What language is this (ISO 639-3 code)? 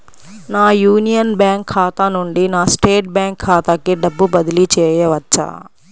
tel